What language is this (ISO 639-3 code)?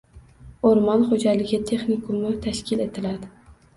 uzb